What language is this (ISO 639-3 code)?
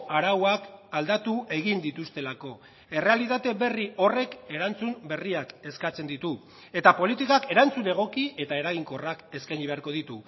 eus